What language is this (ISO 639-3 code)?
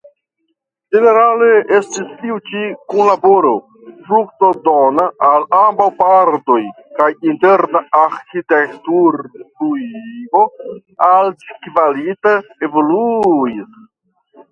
epo